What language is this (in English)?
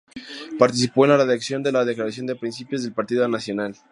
Spanish